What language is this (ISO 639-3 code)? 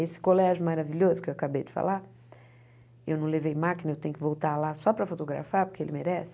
por